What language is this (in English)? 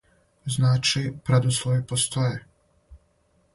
Serbian